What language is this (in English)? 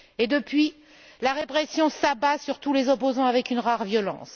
French